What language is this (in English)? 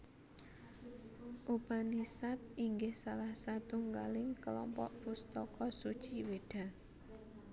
Javanese